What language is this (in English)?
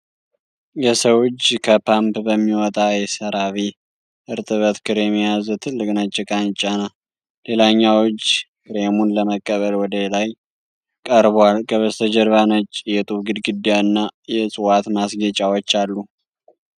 Amharic